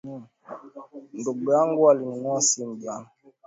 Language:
Swahili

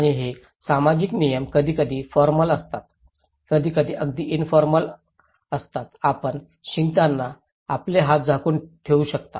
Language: Marathi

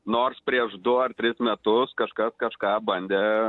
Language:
Lithuanian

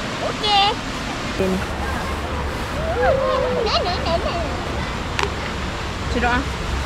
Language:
Malay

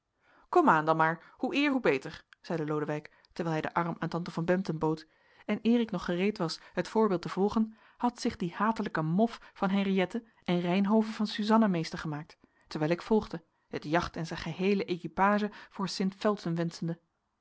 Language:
Dutch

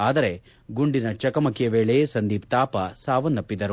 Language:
Kannada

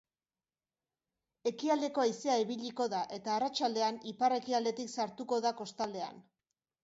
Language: Basque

